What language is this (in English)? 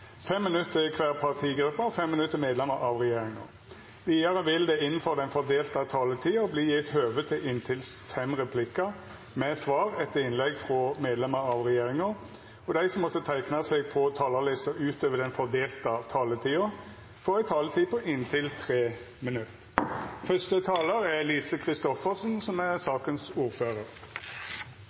Norwegian Nynorsk